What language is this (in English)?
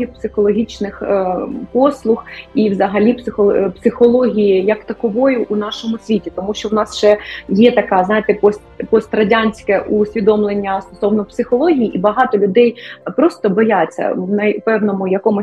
Ukrainian